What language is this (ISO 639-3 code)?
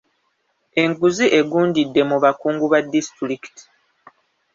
lug